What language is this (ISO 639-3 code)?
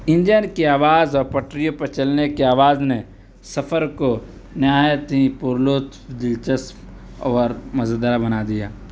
urd